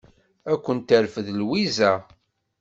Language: Kabyle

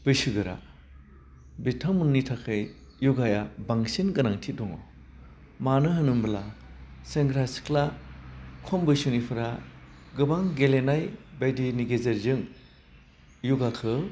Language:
Bodo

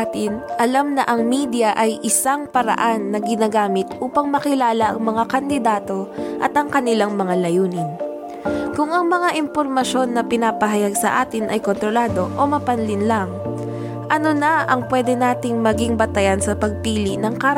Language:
Filipino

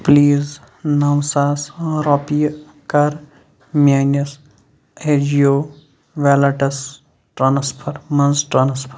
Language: Kashmiri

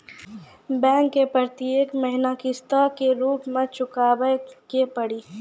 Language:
Maithili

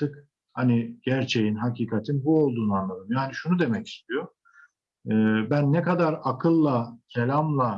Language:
Turkish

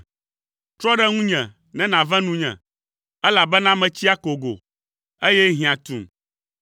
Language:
Ewe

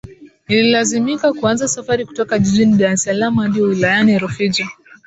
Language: Swahili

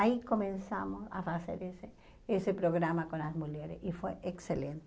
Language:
Portuguese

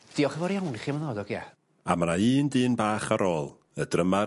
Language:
Welsh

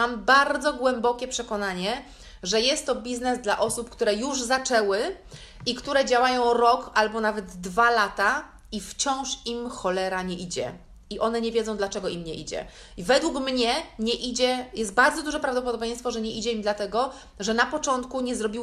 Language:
Polish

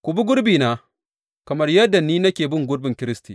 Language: Hausa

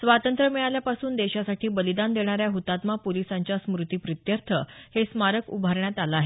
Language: Marathi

